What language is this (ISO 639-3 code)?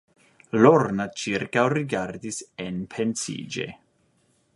epo